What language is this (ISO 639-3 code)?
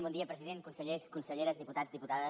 cat